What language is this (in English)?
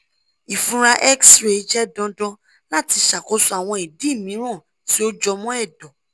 Yoruba